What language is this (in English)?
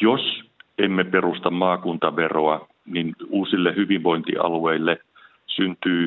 Finnish